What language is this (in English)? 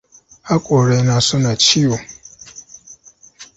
Hausa